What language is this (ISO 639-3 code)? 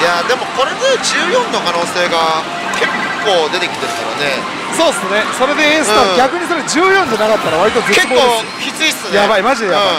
jpn